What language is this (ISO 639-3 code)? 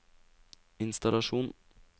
nor